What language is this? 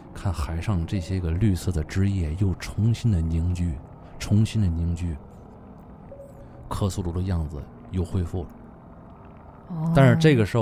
Chinese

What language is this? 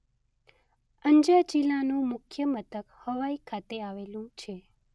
Gujarati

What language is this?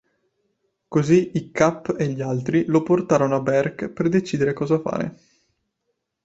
Italian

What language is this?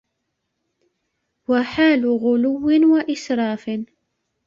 Arabic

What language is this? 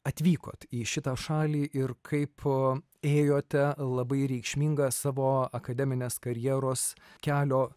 Lithuanian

